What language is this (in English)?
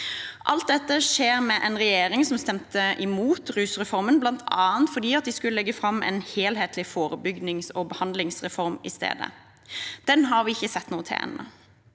Norwegian